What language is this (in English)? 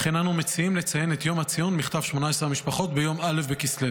Hebrew